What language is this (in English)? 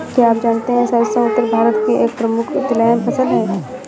Hindi